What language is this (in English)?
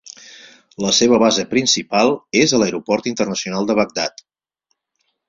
Catalan